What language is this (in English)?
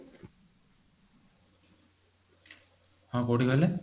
Odia